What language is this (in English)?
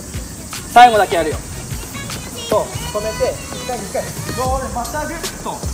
Japanese